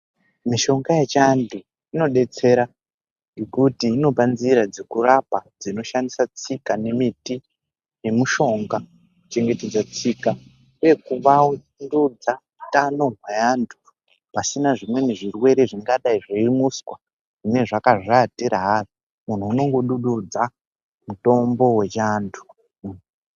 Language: Ndau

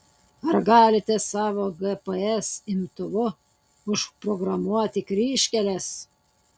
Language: Lithuanian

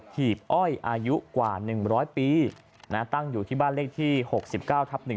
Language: Thai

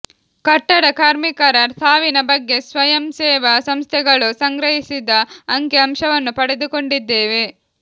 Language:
Kannada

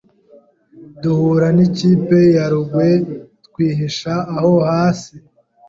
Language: Kinyarwanda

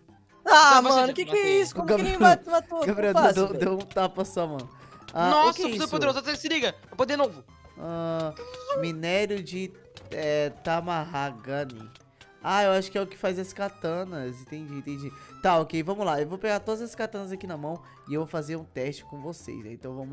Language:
Portuguese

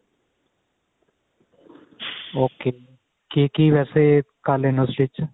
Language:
Punjabi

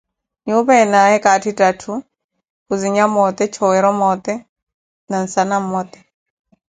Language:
Koti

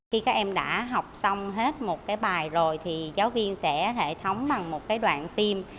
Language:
Vietnamese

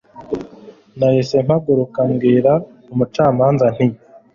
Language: Kinyarwanda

